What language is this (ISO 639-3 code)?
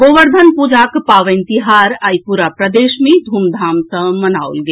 mai